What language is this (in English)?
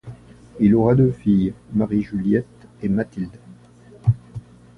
French